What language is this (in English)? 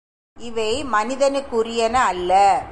Tamil